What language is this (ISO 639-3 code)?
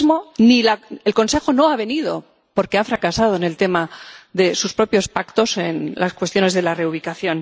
spa